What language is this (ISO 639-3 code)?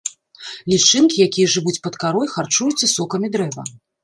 bel